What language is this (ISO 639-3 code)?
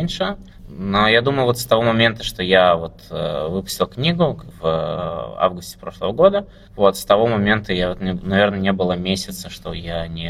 rus